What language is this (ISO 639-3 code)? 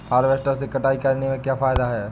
hin